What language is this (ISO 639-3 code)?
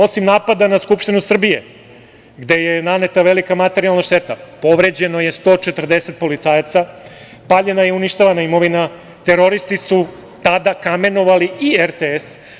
srp